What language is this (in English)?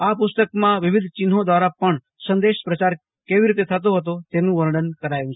Gujarati